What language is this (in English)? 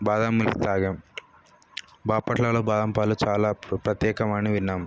Telugu